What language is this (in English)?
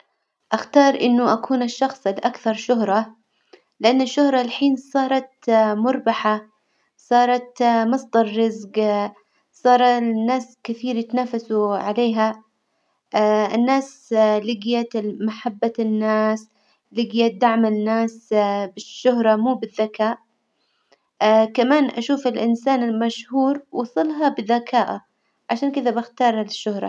Hijazi Arabic